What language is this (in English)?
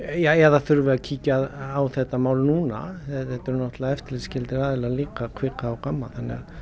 Icelandic